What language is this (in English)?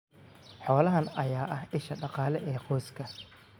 Somali